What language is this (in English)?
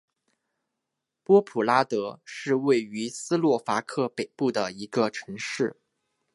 Chinese